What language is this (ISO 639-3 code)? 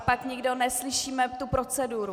ces